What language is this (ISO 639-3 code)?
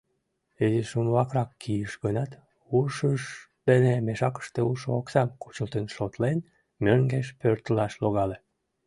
chm